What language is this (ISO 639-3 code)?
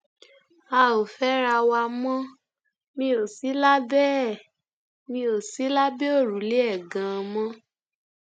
yor